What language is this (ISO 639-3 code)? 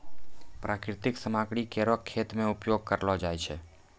mai